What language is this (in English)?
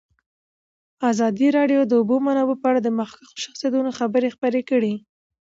Pashto